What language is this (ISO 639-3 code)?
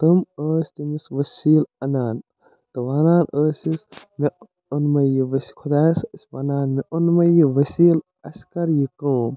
kas